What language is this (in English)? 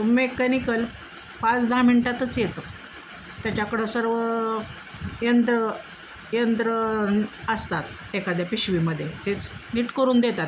Marathi